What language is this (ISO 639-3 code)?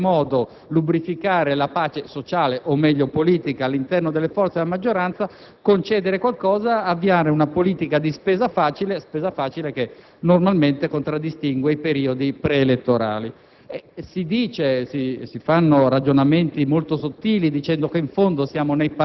ita